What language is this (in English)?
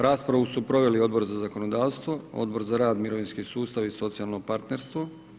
Croatian